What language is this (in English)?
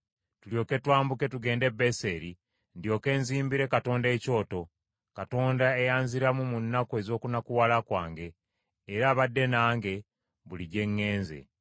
Ganda